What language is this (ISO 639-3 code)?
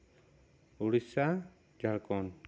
sat